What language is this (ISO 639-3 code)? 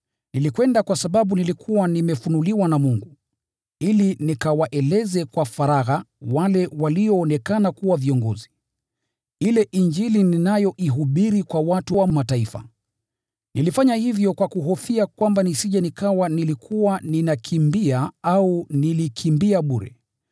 swa